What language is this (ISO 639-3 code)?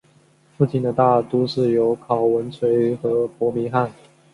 zho